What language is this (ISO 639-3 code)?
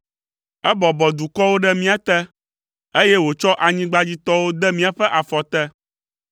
ewe